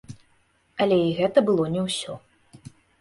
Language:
Belarusian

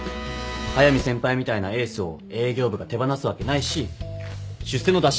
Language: Japanese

